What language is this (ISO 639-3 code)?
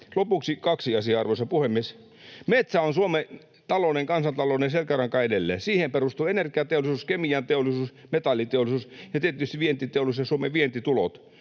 fin